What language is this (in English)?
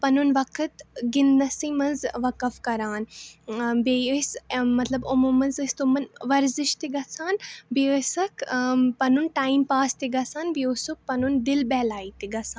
Kashmiri